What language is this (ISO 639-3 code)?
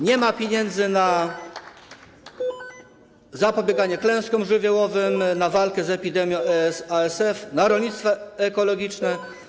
pol